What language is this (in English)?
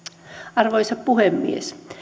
Finnish